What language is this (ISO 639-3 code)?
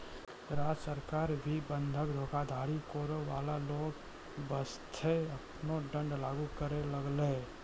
mai